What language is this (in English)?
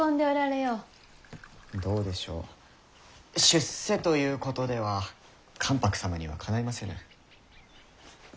Japanese